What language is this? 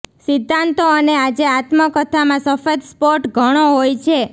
Gujarati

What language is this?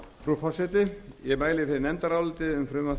Icelandic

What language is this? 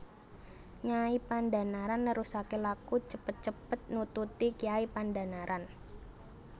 Javanese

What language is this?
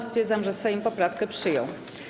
Polish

